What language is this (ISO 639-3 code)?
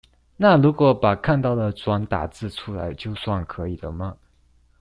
zho